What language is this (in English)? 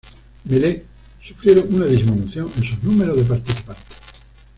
Spanish